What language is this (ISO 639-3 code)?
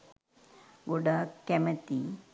sin